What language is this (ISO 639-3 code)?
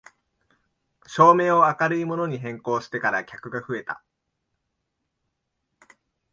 jpn